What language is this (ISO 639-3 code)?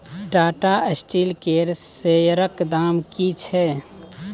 mai